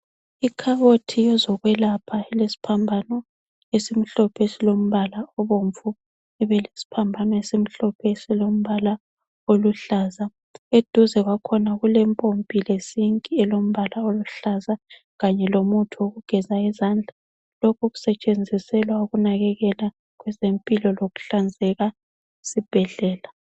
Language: North Ndebele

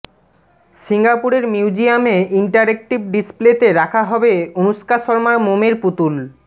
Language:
Bangla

